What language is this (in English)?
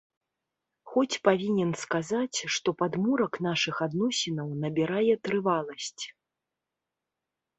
Belarusian